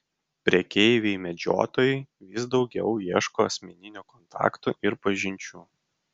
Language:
Lithuanian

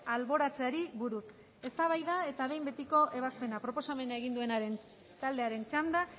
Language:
Basque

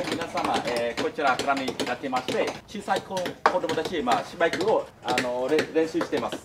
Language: Japanese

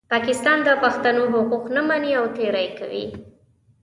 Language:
Pashto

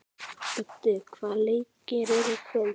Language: Icelandic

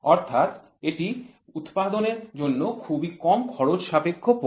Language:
Bangla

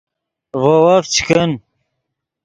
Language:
Yidgha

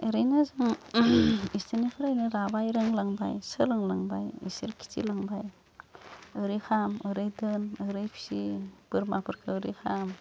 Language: Bodo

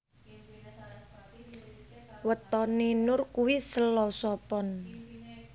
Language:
Javanese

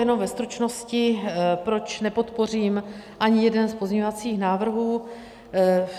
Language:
Czech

